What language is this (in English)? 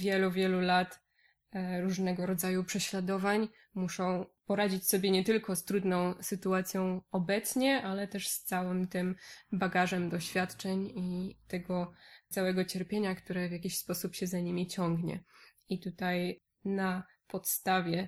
Polish